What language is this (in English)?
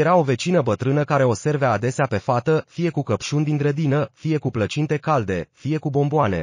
Romanian